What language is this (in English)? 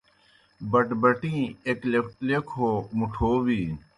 Kohistani Shina